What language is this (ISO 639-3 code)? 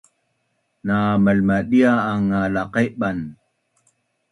bnn